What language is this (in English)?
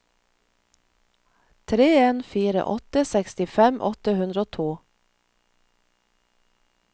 Norwegian